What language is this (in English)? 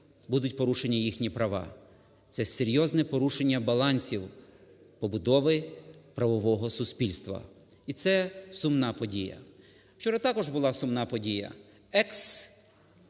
Ukrainian